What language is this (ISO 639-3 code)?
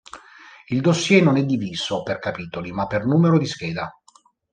ita